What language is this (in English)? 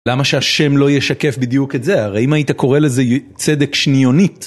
Hebrew